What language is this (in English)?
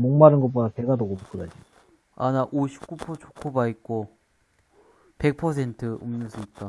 Korean